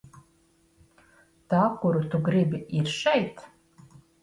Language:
Latvian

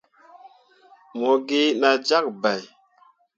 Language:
Mundang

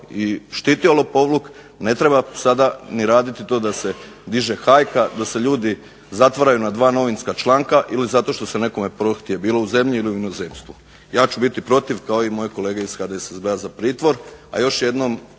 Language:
Croatian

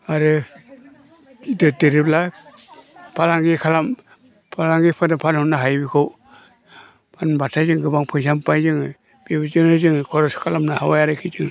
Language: Bodo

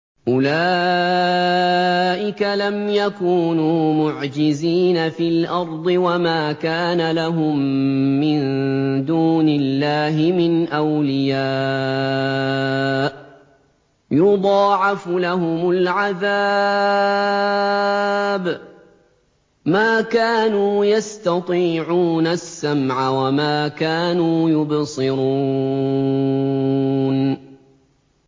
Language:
Arabic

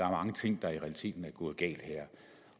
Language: Danish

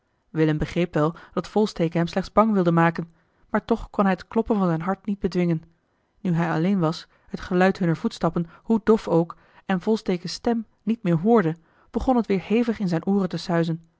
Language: Dutch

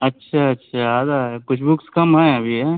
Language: Urdu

